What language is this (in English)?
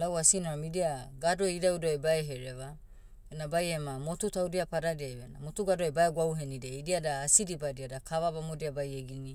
Motu